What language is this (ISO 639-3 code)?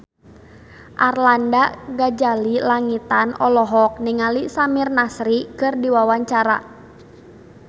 sun